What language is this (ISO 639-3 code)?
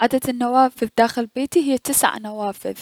acm